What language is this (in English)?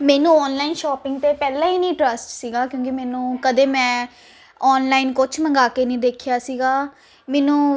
Punjabi